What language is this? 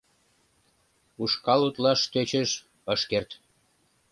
Mari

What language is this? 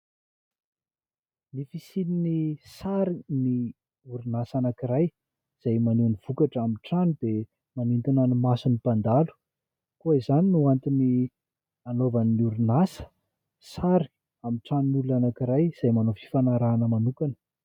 Malagasy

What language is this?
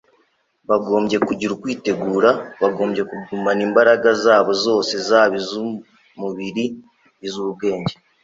Kinyarwanda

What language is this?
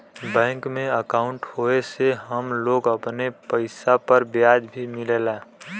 Bhojpuri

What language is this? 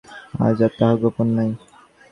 Bangla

